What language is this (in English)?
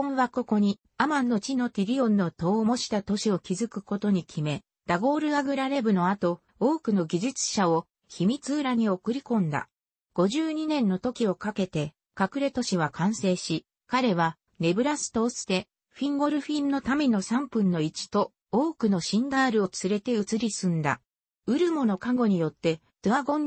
Japanese